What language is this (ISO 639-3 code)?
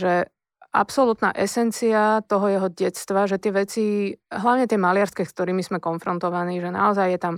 slk